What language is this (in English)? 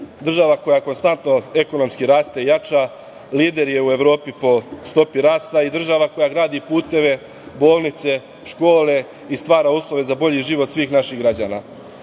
Serbian